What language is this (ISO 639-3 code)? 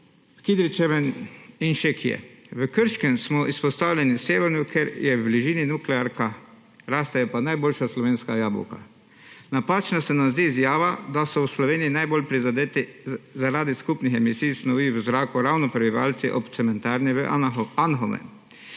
slv